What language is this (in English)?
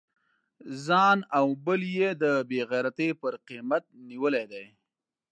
Pashto